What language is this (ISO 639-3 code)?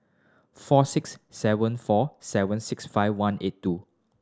eng